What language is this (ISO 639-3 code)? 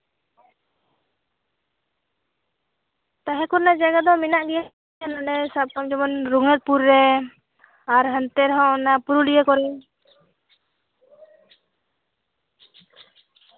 sat